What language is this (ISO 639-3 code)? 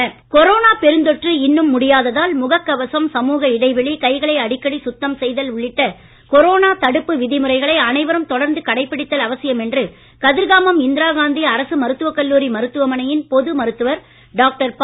tam